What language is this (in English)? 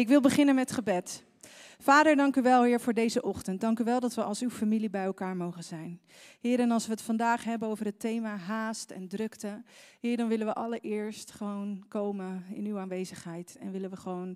Dutch